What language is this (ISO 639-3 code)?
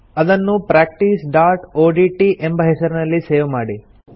kan